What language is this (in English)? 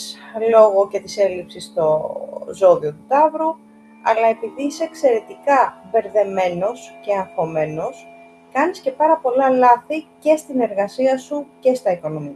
Greek